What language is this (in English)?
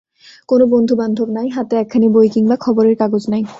Bangla